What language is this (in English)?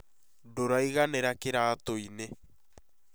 Kikuyu